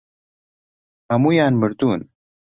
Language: Central Kurdish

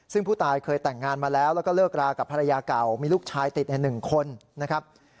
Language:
Thai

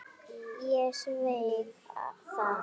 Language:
Icelandic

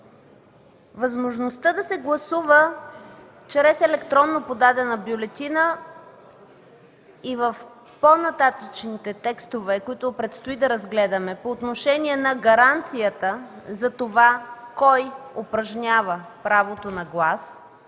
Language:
Bulgarian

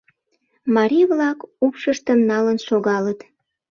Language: Mari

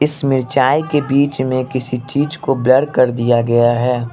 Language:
Hindi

